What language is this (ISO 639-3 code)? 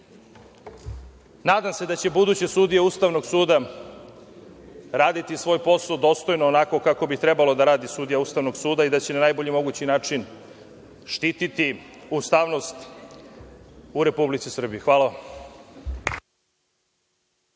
srp